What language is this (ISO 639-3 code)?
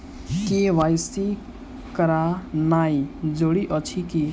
mai